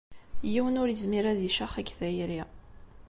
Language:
Kabyle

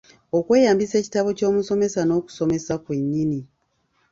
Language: Ganda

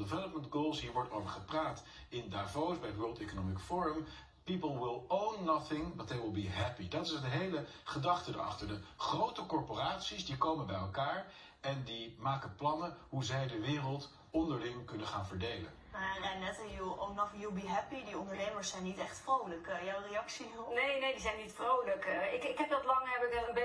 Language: Dutch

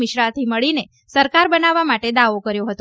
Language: Gujarati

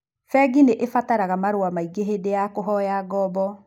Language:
Kikuyu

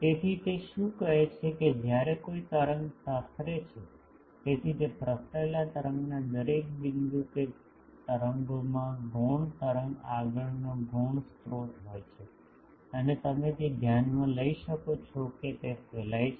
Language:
Gujarati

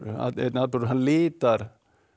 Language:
Icelandic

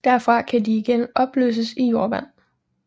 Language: Danish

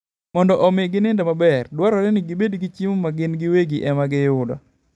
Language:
Luo (Kenya and Tanzania)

